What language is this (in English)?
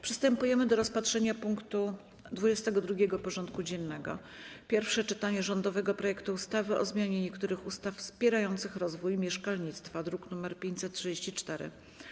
Polish